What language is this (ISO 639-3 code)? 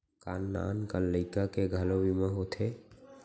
hne